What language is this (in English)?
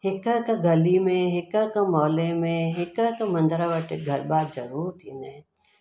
Sindhi